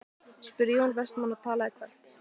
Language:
Icelandic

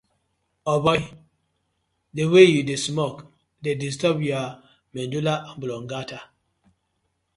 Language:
Nigerian Pidgin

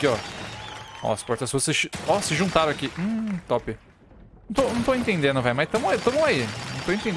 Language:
Portuguese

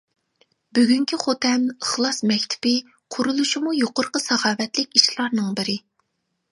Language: Uyghur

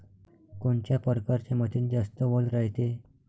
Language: Marathi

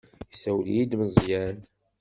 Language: Kabyle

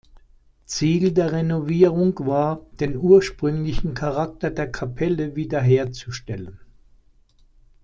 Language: German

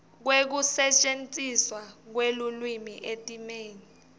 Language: Swati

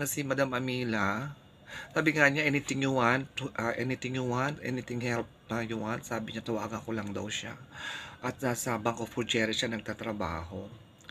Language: Filipino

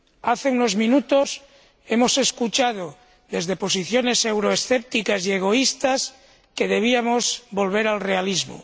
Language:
Spanish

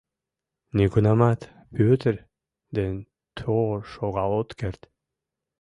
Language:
Mari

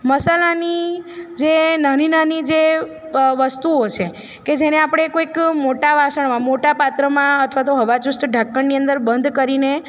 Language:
Gujarati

